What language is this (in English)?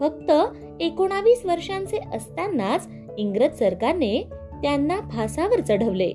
Marathi